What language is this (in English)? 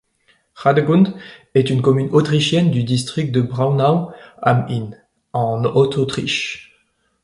French